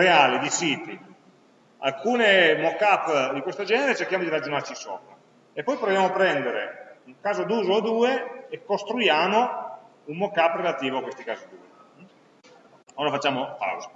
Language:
Italian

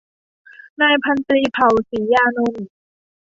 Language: Thai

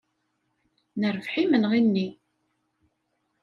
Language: Kabyle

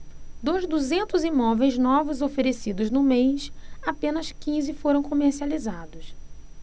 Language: Portuguese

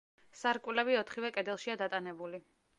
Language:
Georgian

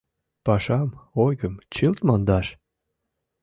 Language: Mari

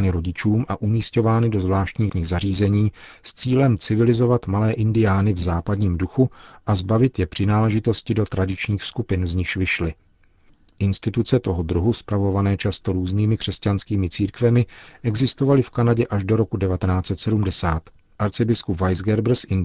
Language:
Czech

